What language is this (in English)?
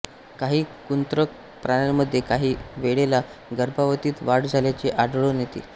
Marathi